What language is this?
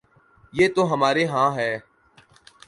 Urdu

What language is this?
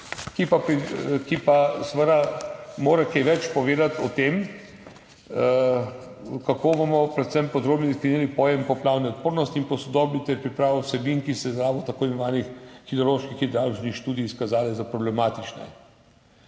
Slovenian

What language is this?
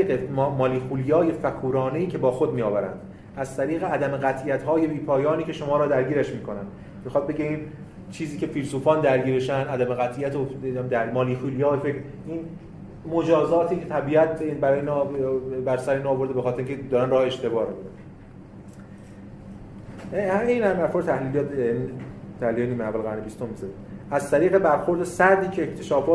Persian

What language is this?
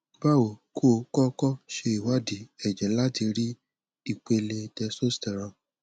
Yoruba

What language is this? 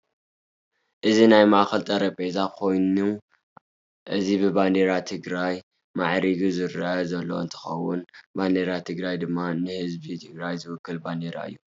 Tigrinya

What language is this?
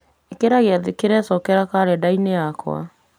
Kikuyu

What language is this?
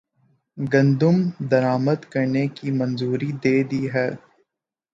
Urdu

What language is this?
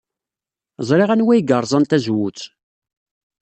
Kabyle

